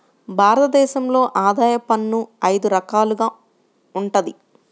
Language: Telugu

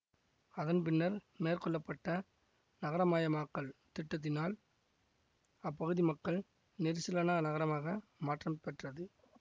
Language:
Tamil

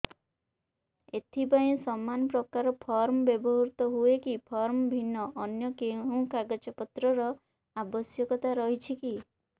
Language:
Odia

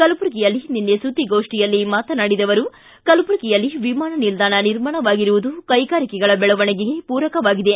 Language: Kannada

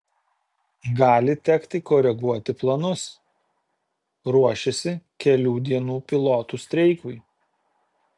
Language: Lithuanian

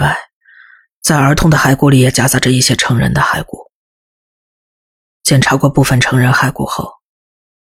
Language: Chinese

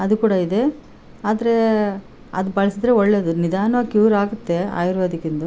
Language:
Kannada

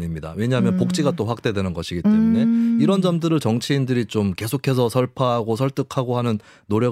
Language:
Korean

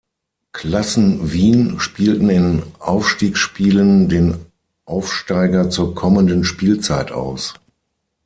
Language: German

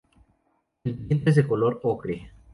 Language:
Spanish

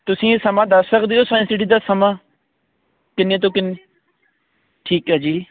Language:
Punjabi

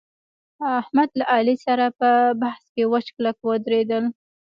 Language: Pashto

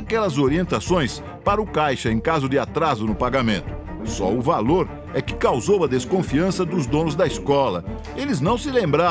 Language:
Portuguese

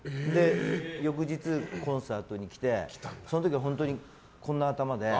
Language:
Japanese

